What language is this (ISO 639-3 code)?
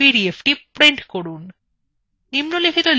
ben